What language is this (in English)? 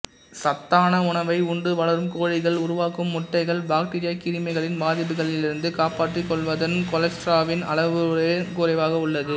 Tamil